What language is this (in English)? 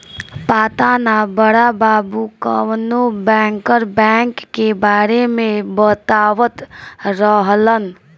Bhojpuri